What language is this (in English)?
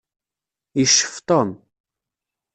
Kabyle